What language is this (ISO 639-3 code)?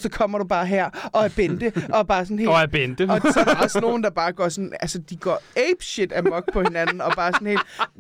dan